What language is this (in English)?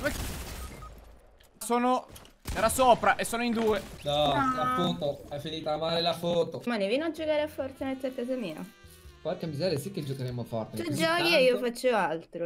Italian